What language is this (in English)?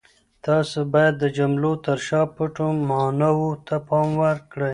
Pashto